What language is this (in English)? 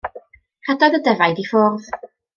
Welsh